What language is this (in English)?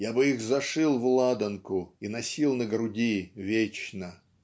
Russian